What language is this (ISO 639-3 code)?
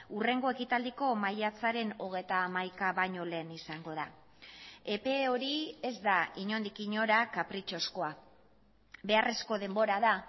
eus